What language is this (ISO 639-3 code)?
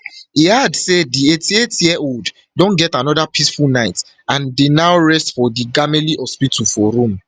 pcm